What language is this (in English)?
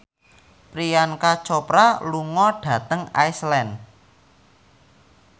Javanese